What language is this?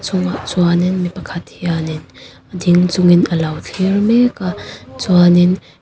Mizo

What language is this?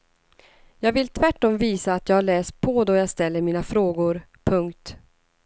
Swedish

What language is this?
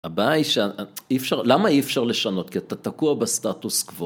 Hebrew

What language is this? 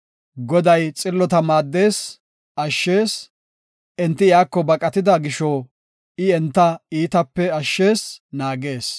Gofa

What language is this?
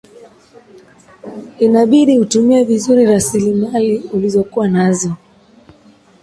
Swahili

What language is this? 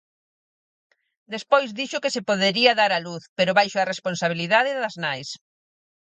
Galician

